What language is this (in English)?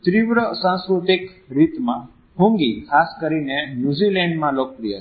Gujarati